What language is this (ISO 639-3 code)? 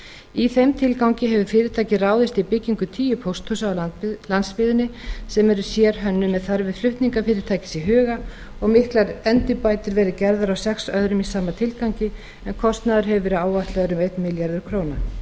isl